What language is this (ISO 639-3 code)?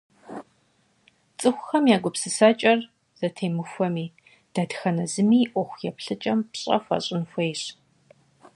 kbd